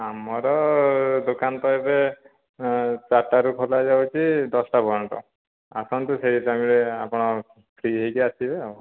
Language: Odia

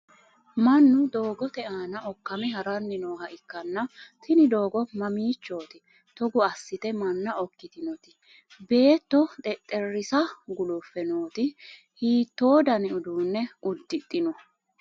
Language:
Sidamo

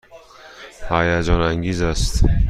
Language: Persian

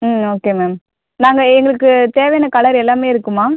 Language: Tamil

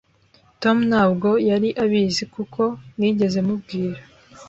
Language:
Kinyarwanda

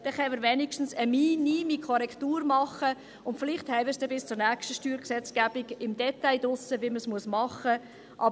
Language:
Swiss German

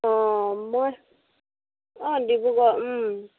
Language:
Assamese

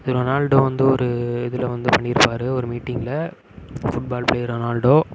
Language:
Tamil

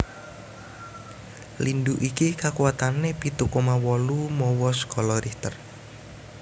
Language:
Javanese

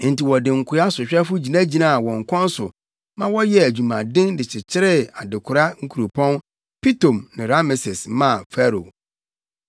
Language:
Akan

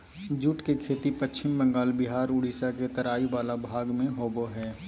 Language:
Magahi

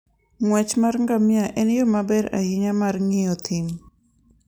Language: Luo (Kenya and Tanzania)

